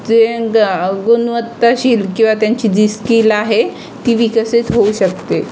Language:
Marathi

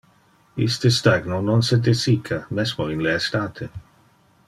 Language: Interlingua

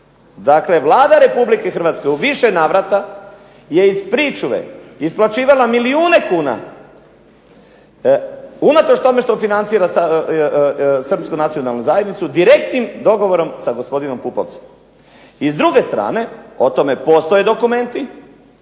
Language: Croatian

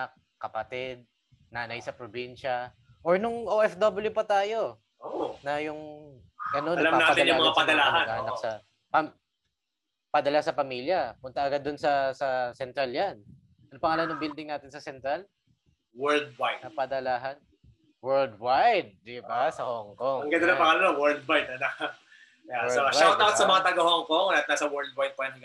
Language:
Filipino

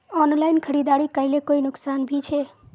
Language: Magahi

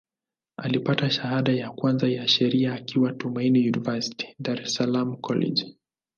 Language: Swahili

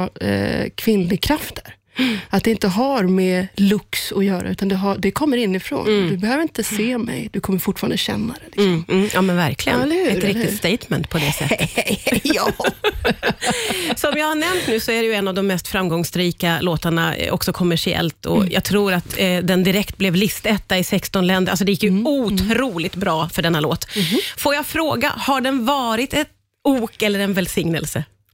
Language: Swedish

